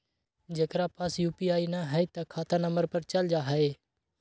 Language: Magahi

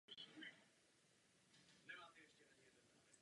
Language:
Czech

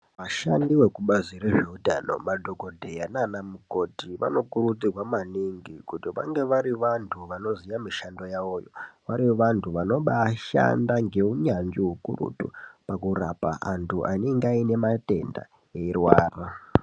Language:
Ndau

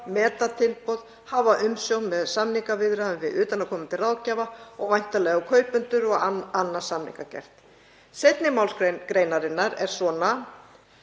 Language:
Icelandic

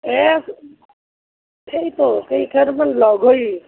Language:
Assamese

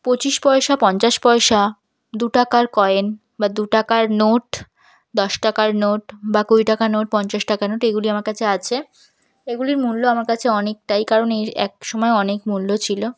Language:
Bangla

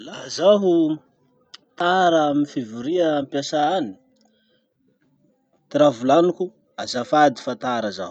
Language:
Masikoro Malagasy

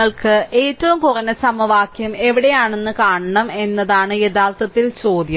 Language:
Malayalam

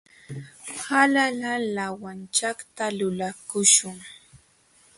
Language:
Jauja Wanca Quechua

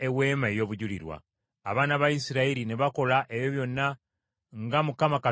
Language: Ganda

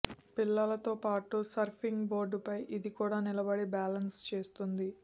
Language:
Telugu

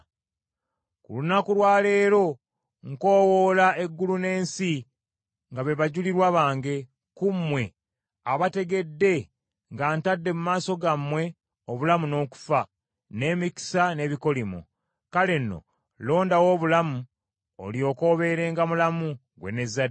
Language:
Ganda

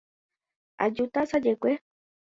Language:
Guarani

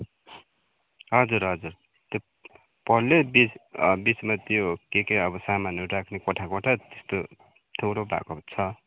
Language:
Nepali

